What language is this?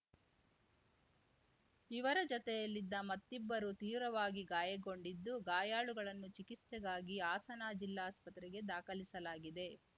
Kannada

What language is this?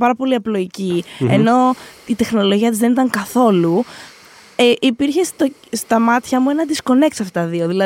Greek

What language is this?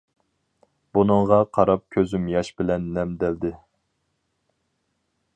Uyghur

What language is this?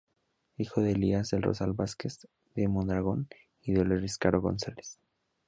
Spanish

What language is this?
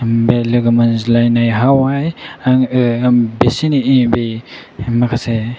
Bodo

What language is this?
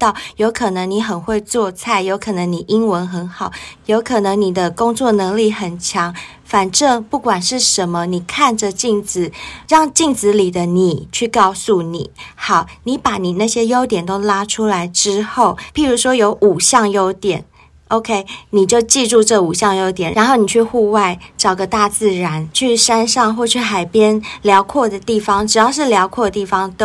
Chinese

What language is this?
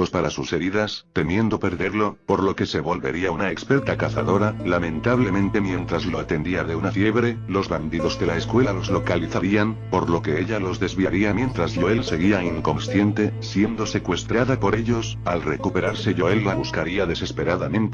Spanish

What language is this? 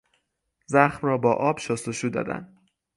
Persian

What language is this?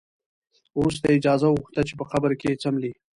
Pashto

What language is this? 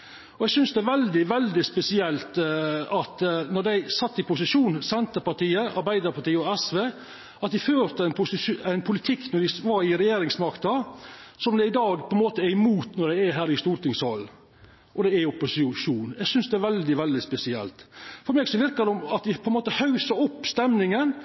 Norwegian Nynorsk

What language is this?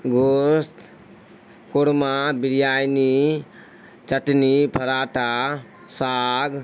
Urdu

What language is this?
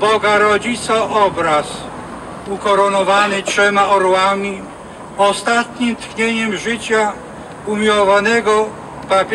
Polish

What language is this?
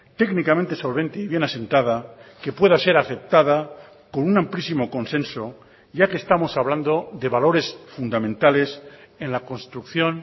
Spanish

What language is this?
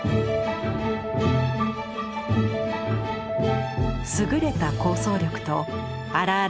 Japanese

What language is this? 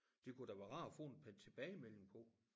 Danish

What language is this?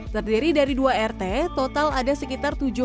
Indonesian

